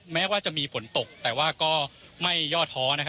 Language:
Thai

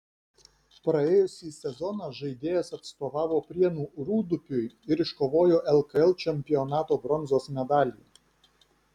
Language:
Lithuanian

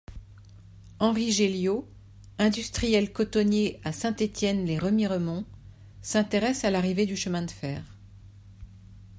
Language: French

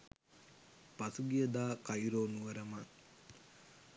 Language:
Sinhala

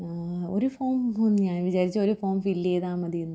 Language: Malayalam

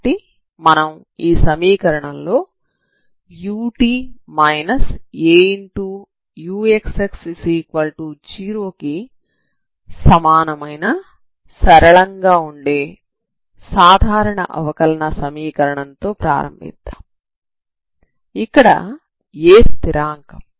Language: Telugu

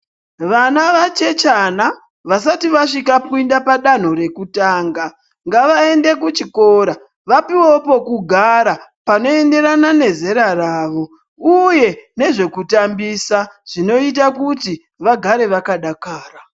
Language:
Ndau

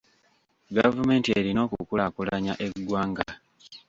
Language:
Ganda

